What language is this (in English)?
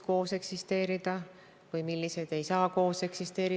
Estonian